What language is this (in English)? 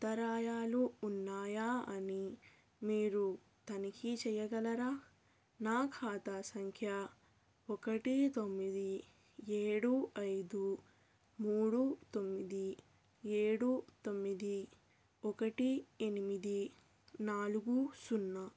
Telugu